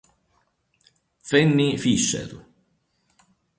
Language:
Italian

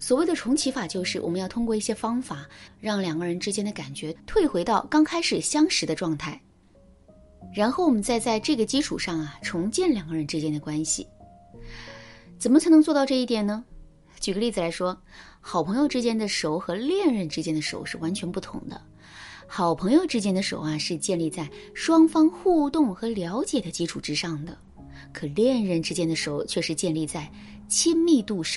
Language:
Chinese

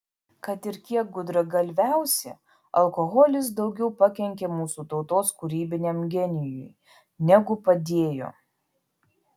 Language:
Lithuanian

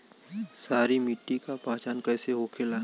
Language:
Bhojpuri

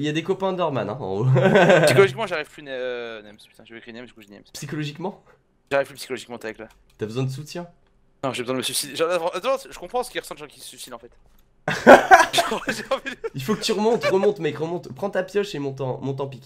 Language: French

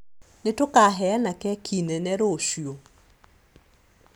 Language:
Kikuyu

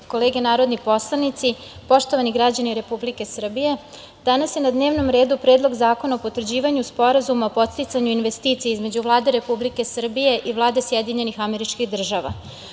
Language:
Serbian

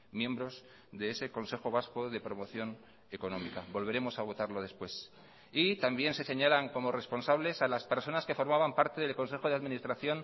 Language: Spanish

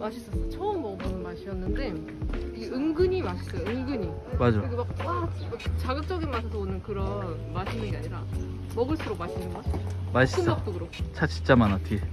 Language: Korean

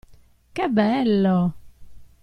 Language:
Italian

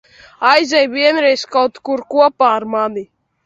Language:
Latvian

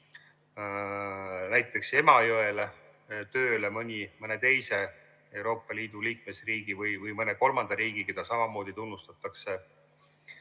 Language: Estonian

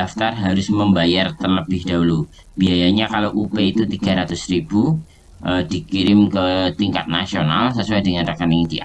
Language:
Indonesian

